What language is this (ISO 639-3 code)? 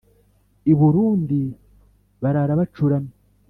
kin